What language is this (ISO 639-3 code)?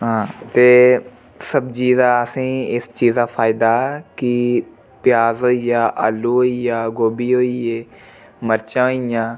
doi